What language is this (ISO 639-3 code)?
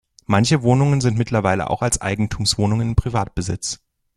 deu